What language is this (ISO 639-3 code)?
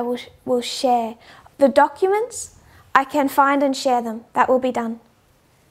eng